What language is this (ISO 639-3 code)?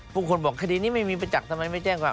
tha